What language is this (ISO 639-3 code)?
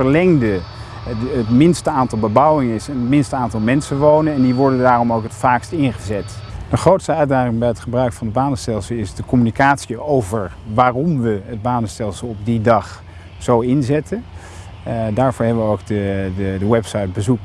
nld